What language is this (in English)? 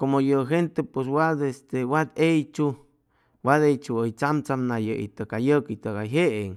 Chimalapa Zoque